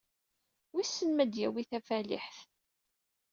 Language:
Kabyle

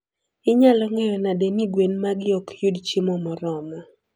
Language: Luo (Kenya and Tanzania)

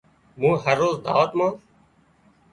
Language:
Wadiyara Koli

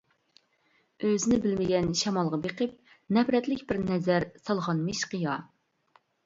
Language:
Uyghur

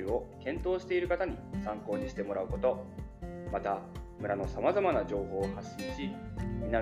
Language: Japanese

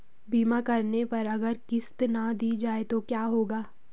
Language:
Hindi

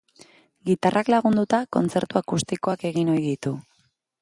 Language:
Basque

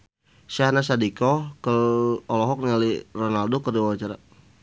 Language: Sundanese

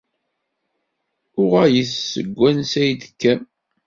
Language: Kabyle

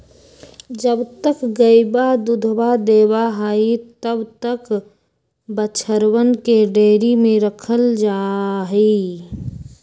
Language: Magahi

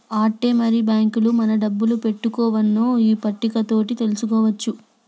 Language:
Telugu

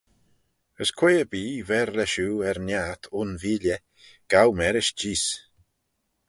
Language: Manx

